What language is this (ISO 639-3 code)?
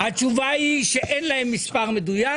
heb